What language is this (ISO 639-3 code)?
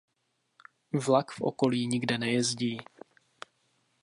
ces